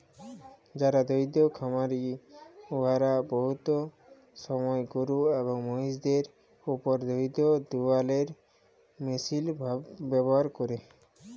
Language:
Bangla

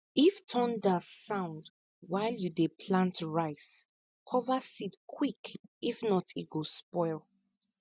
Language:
Nigerian Pidgin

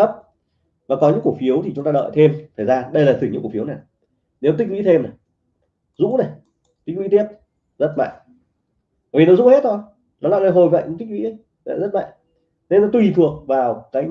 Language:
Vietnamese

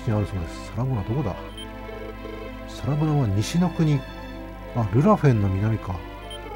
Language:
Japanese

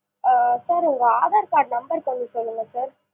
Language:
Tamil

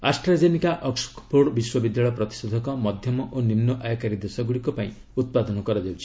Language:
Odia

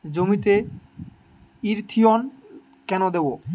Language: Bangla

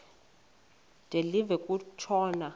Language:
Xhosa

